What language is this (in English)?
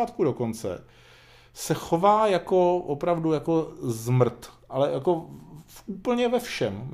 Czech